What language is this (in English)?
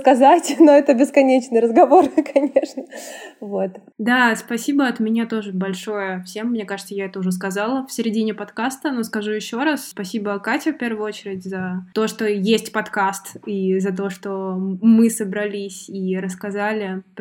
Russian